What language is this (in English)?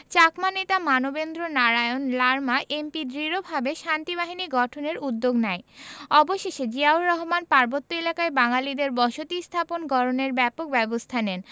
Bangla